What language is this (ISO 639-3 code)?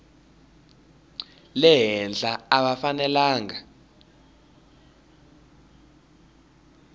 tso